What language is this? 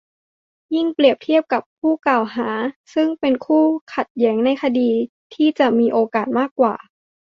Thai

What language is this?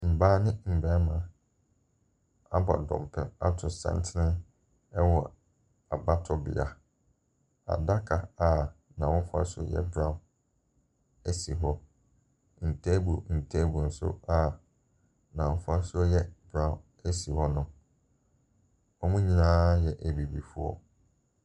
Akan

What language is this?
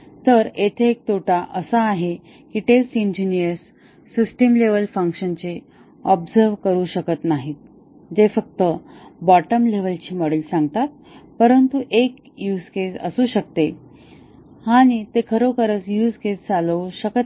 Marathi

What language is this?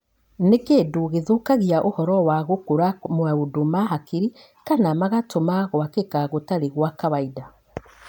Kikuyu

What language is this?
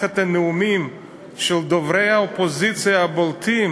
Hebrew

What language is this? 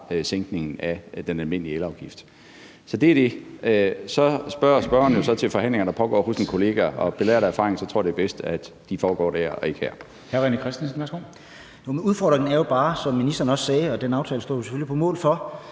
Danish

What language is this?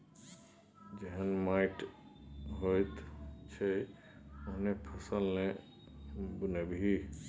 Maithili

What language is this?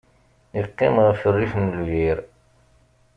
Kabyle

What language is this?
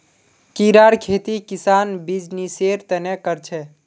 Magahi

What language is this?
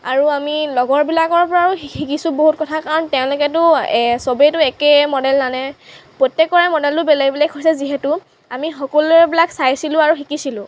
Assamese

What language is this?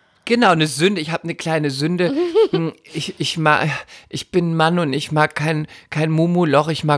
German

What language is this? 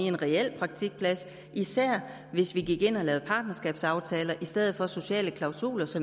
Danish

